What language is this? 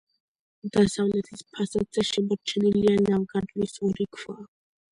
Georgian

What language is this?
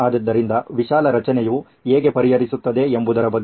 Kannada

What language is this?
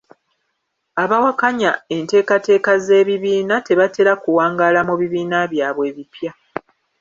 Ganda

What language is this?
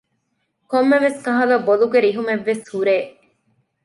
Divehi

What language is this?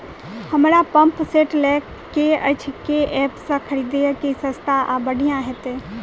Maithili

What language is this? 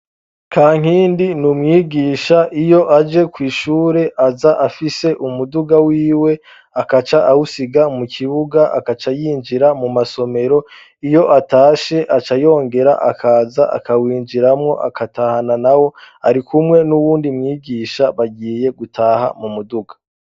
Rundi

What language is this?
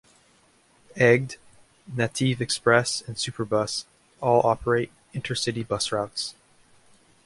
English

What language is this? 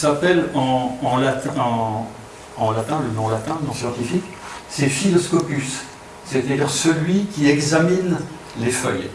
French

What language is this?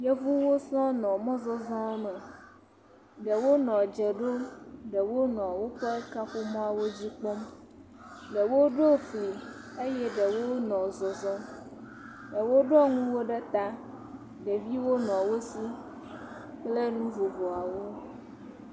Ewe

